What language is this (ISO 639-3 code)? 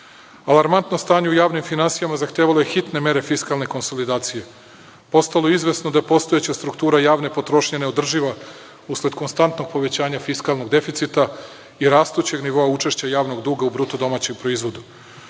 srp